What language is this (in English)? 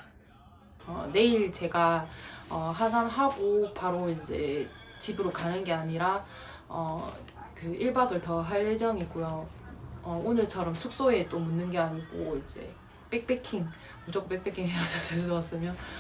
Korean